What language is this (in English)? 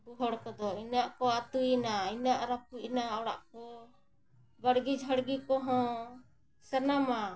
Santali